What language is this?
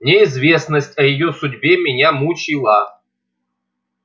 Russian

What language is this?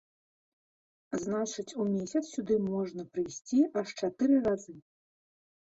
Belarusian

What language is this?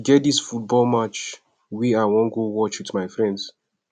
Nigerian Pidgin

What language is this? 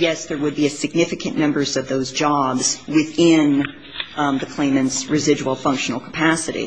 English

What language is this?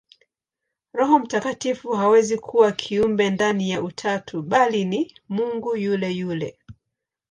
Swahili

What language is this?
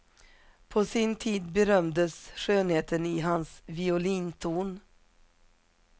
Swedish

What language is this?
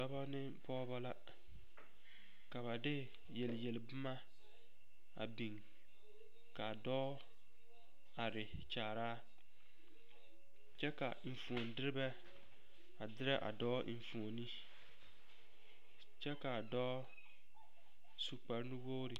Southern Dagaare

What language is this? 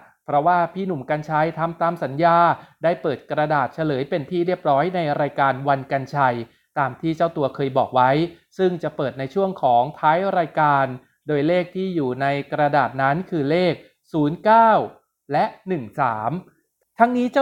Thai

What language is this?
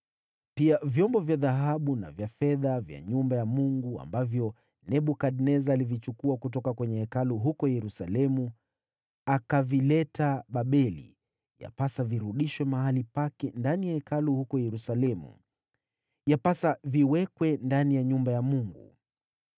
Swahili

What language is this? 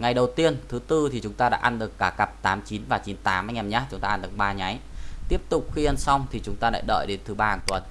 Vietnamese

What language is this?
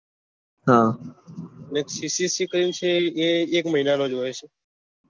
Gujarati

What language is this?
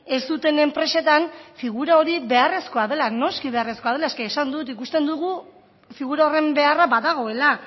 Basque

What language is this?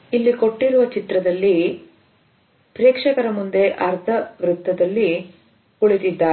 Kannada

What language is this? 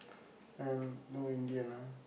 English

